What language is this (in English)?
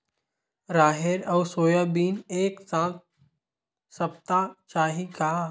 Chhattisgarhi